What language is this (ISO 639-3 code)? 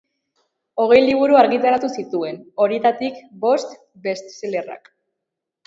eus